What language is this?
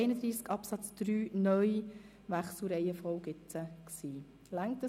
Swiss German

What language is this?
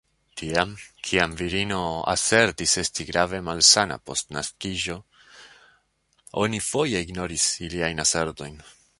Esperanto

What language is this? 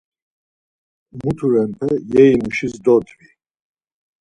Laz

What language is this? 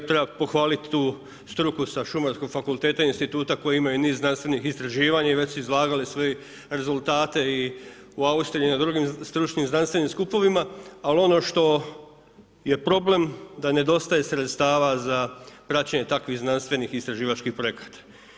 Croatian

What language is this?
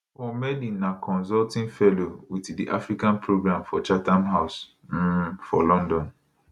Nigerian Pidgin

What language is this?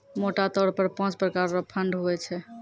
Maithili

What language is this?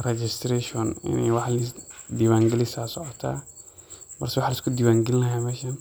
Somali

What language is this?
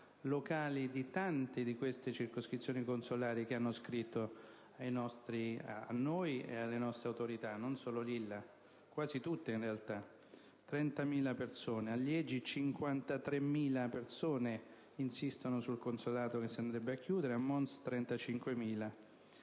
Italian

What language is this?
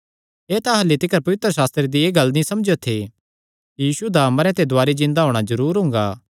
Kangri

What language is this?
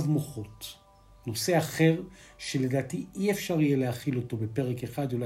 Hebrew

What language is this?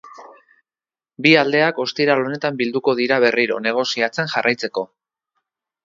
Basque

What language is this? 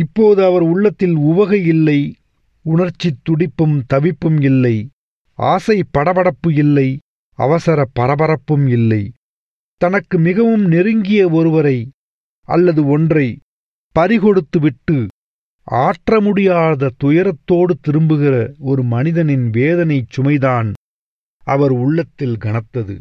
Tamil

